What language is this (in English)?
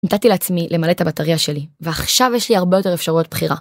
Hebrew